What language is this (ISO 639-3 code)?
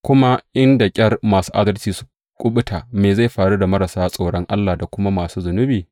hau